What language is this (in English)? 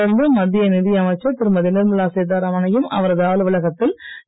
Tamil